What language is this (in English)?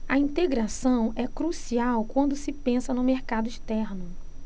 Portuguese